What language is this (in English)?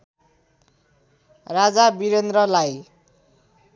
Nepali